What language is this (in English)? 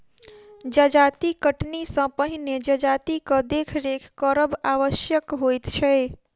Maithili